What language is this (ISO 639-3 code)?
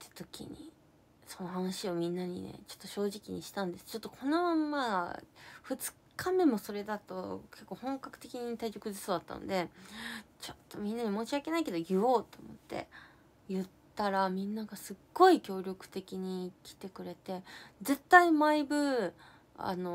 jpn